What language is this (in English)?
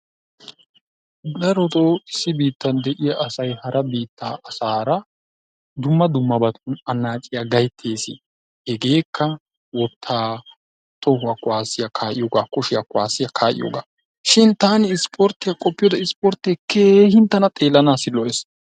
Wolaytta